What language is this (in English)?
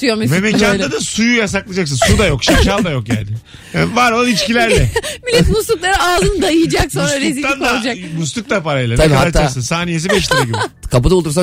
Turkish